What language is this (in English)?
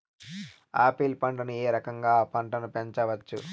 Telugu